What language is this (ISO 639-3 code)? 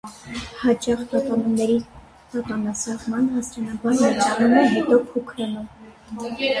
hye